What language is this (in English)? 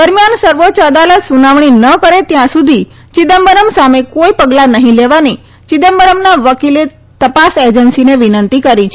Gujarati